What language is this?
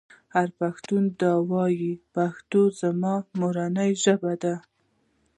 Pashto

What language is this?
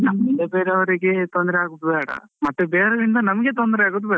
Kannada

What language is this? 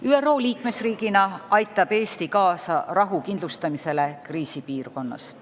Estonian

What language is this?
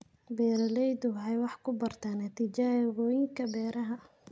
Somali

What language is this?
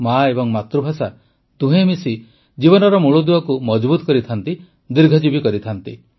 Odia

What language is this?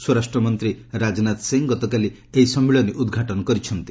Odia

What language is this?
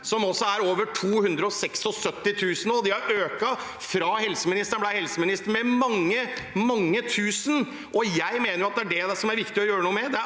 Norwegian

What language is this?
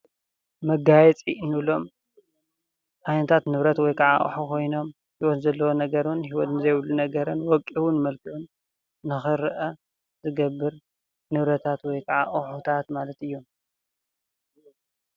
Tigrinya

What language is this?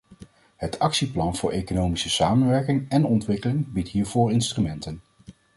Dutch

